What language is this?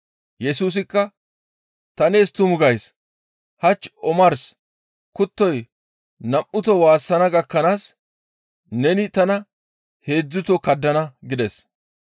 Gamo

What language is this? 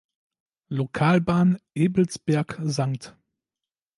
German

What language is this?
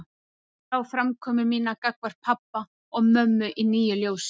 Icelandic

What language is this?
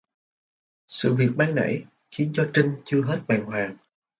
Vietnamese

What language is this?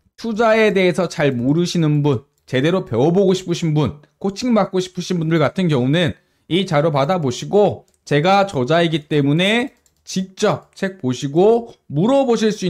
Korean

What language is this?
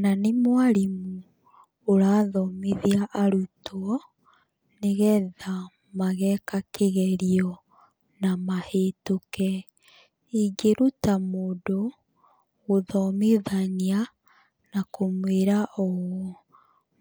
Kikuyu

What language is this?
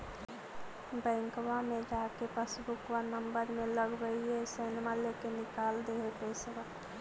Magahi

